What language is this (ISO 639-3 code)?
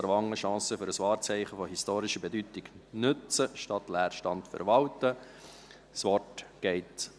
gsw